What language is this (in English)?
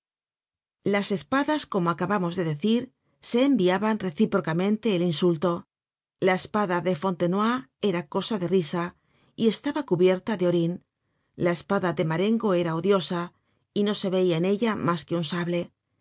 Spanish